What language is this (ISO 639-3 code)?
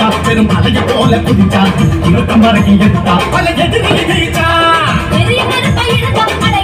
tha